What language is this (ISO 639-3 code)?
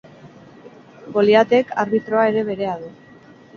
eus